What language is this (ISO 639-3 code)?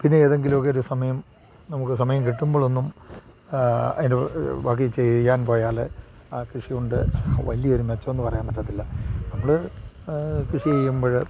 mal